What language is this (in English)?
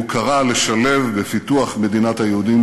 Hebrew